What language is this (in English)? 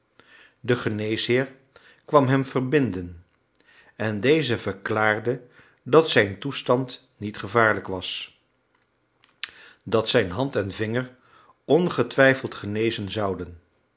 Dutch